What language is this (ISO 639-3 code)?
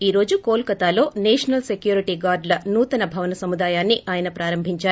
tel